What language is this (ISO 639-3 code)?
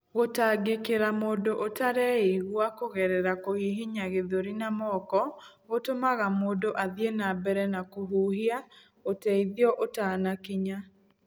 kik